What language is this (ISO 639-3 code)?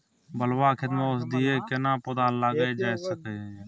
mai